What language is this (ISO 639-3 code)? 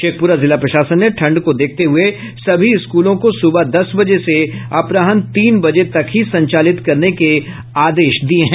hin